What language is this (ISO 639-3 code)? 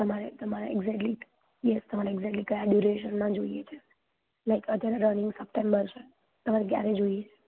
guj